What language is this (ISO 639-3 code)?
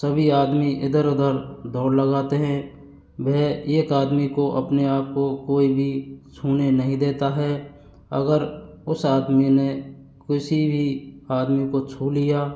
hin